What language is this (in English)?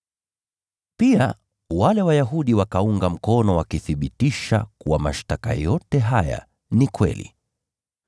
Swahili